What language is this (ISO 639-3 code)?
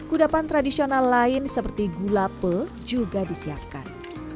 ind